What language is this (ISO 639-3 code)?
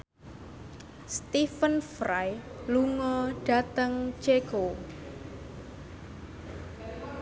jav